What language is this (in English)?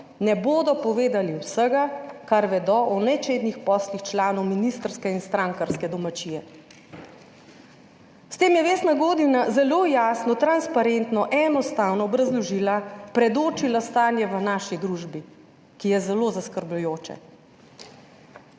Slovenian